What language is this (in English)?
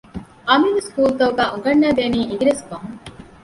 Divehi